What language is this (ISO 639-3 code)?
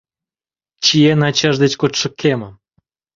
chm